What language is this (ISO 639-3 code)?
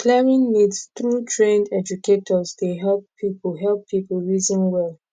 pcm